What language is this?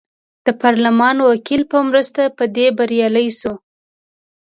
Pashto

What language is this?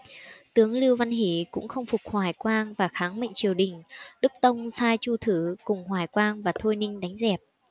Vietnamese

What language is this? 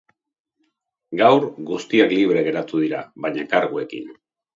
Basque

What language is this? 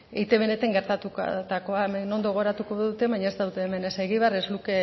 Basque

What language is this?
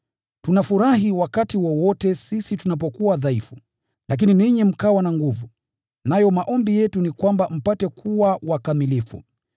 Swahili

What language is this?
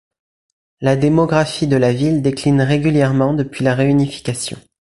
French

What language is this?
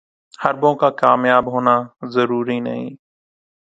Urdu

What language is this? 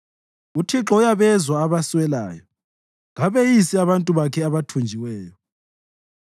North Ndebele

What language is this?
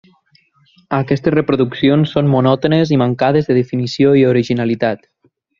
Catalan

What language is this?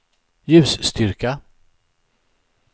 Swedish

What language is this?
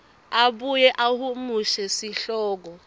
Swati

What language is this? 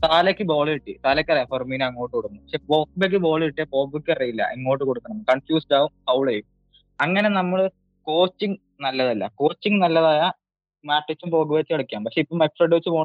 Malayalam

